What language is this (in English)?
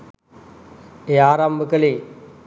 Sinhala